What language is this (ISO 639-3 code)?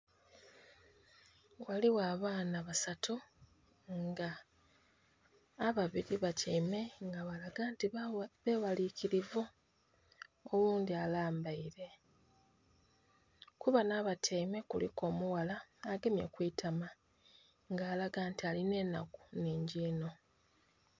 xog